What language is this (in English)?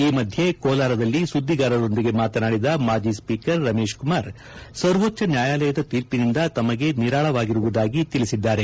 Kannada